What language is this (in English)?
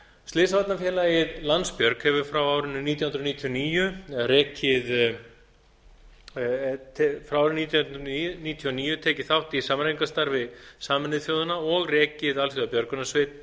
Icelandic